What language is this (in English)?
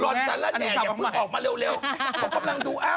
Thai